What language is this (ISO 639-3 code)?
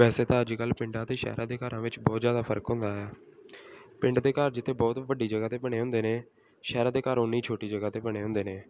pan